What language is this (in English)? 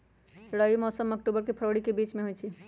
Magahi